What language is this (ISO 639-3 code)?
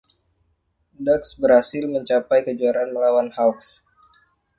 ind